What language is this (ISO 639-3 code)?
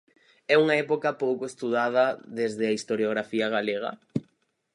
glg